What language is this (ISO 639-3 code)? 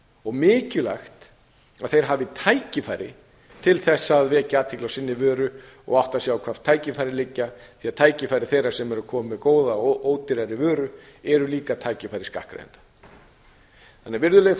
isl